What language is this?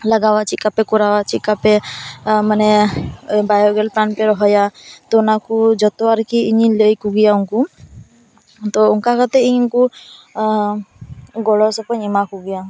Santali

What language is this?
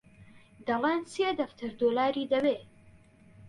Central Kurdish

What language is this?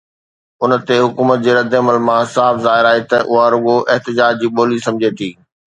Sindhi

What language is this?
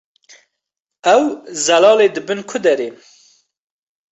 Kurdish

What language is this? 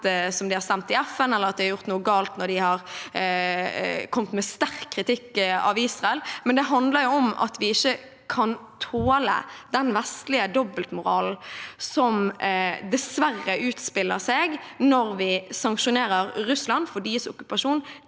Norwegian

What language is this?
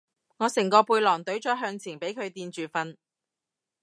Cantonese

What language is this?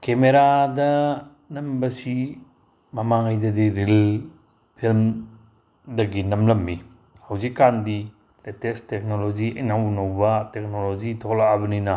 Manipuri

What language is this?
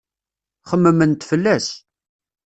Kabyle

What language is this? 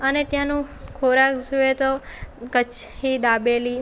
Gujarati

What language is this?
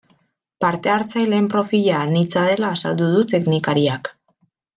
Basque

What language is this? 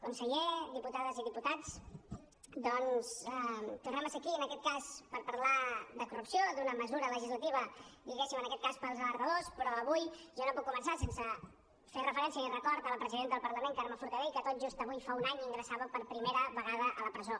Catalan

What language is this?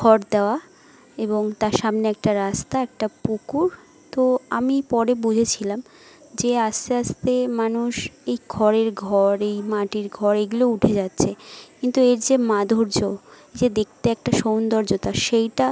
Bangla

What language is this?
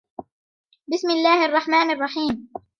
Arabic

